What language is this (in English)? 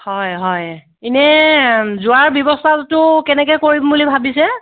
Assamese